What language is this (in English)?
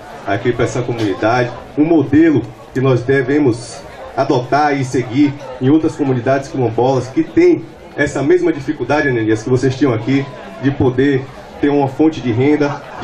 Portuguese